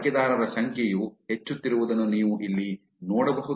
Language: Kannada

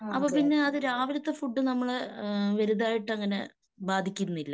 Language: Malayalam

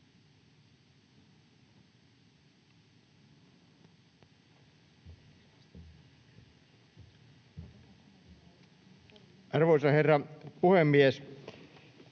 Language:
Finnish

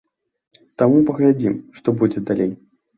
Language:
Belarusian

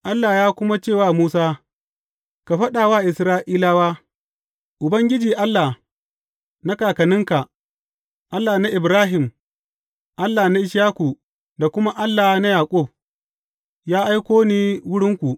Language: Hausa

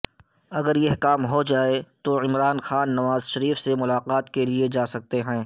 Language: Urdu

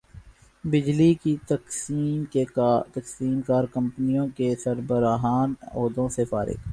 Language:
Urdu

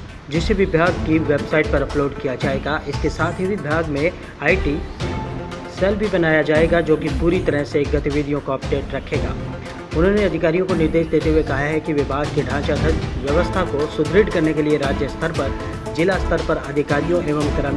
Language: Hindi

